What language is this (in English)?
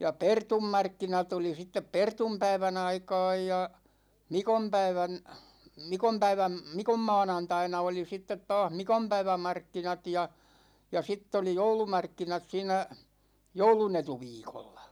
Finnish